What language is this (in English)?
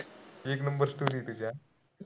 Marathi